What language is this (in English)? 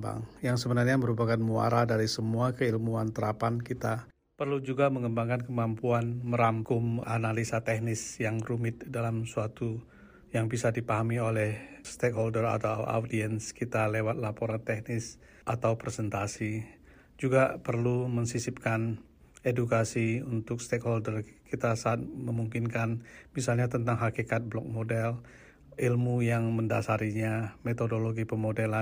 Indonesian